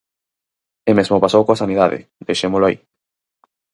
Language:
Galician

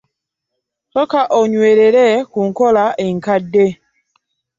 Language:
Ganda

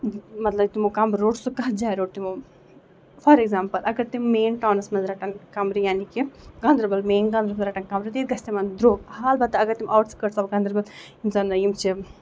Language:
Kashmiri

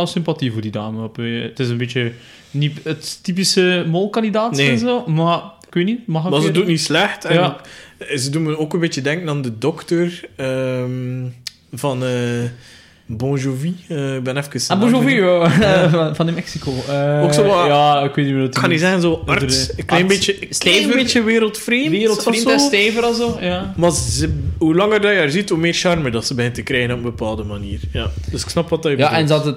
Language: Dutch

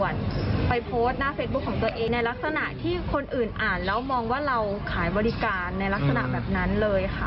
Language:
Thai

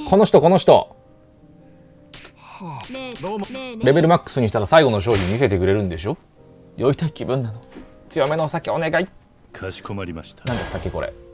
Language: Japanese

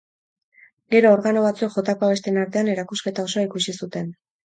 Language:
Basque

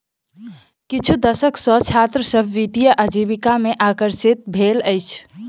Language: Maithili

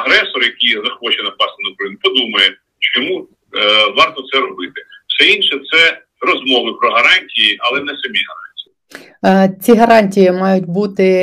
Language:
Ukrainian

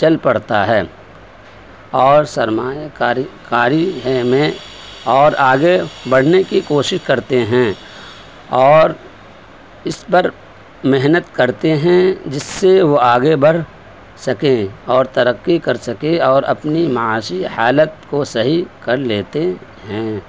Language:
Urdu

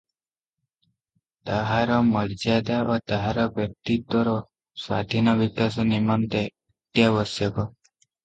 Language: Odia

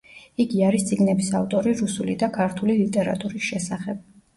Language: Georgian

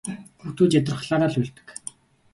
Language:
Mongolian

